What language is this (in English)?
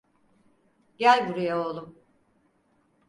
Turkish